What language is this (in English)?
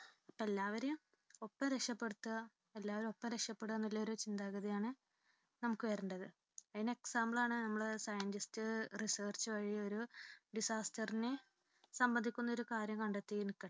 Malayalam